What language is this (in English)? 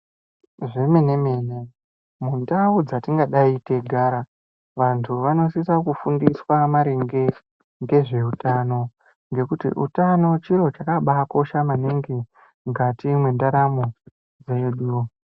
Ndau